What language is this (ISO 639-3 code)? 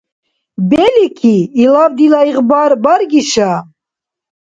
dar